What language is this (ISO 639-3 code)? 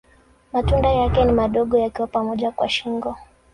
swa